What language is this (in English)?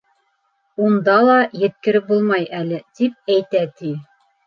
Bashkir